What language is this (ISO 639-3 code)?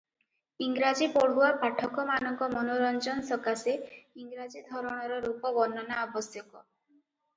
ori